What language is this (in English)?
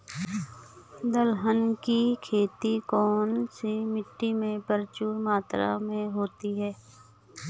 Hindi